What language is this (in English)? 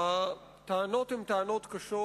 Hebrew